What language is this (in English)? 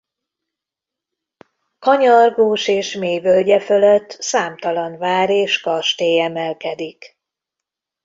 Hungarian